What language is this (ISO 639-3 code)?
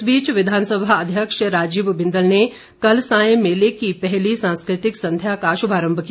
hin